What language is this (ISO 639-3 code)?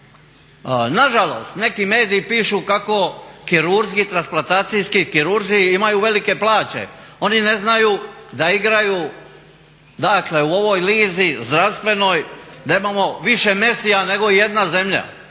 hrv